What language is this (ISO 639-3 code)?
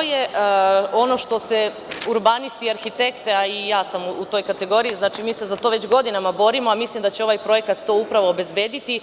srp